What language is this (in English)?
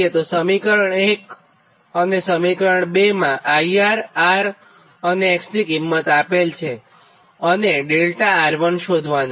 Gujarati